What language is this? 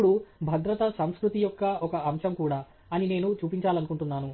Telugu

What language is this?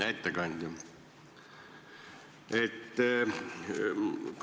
Estonian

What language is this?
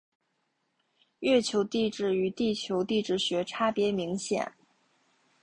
Chinese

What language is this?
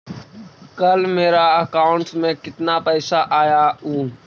Magahi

